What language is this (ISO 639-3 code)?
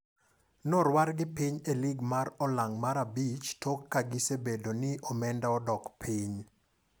luo